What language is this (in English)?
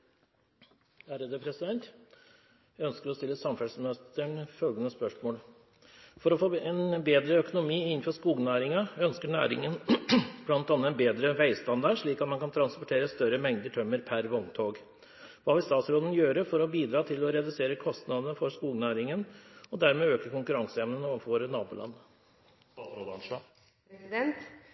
Norwegian Bokmål